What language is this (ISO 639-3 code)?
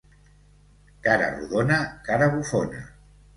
cat